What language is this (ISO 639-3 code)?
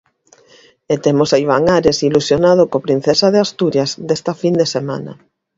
glg